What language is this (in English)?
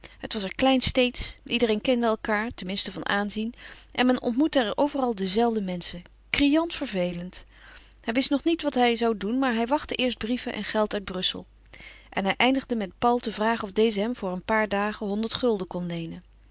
Dutch